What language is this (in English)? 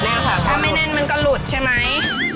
Thai